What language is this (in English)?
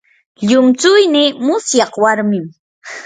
Yanahuanca Pasco Quechua